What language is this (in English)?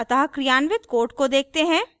Hindi